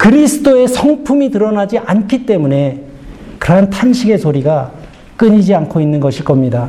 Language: Korean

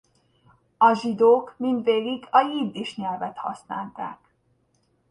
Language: Hungarian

